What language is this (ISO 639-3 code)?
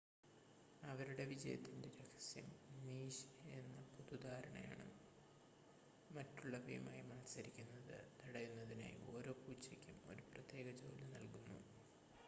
mal